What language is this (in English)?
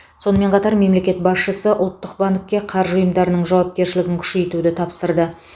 Kazakh